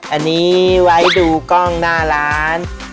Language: Thai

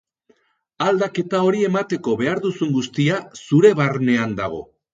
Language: Basque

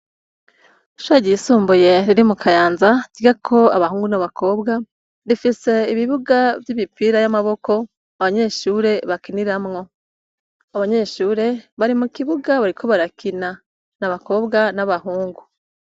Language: Rundi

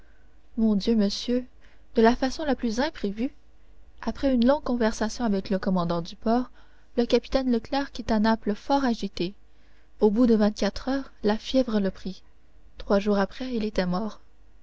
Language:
French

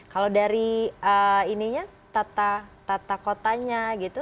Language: Indonesian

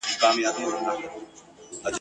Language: Pashto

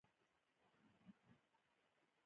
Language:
Pashto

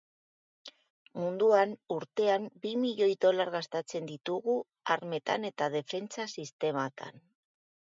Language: Basque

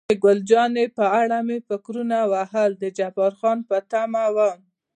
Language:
Pashto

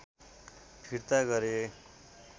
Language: Nepali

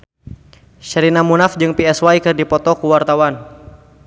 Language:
Sundanese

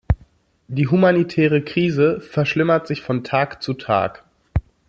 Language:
German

